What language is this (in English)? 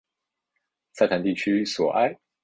Chinese